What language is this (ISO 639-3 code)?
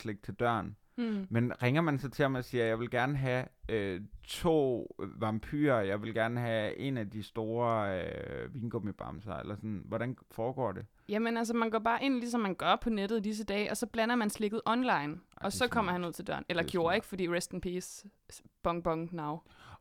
dan